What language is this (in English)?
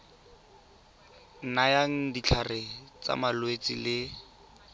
Tswana